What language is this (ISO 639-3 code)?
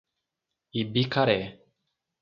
por